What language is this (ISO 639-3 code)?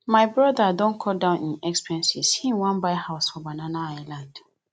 pcm